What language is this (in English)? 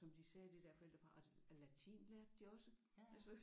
Danish